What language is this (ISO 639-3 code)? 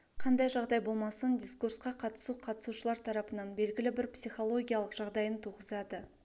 kaz